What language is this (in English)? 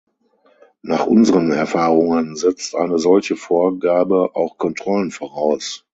German